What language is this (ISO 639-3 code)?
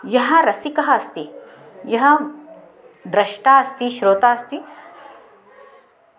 san